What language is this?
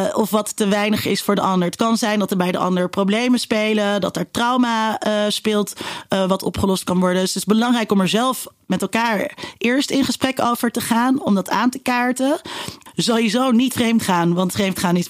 Dutch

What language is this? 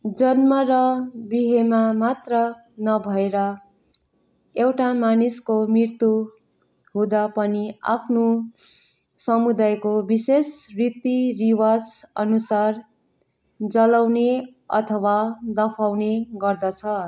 Nepali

